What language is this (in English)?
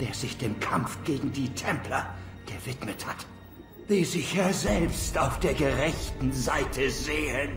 German